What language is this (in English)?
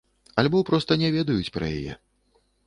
Belarusian